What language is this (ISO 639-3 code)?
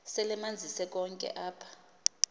xho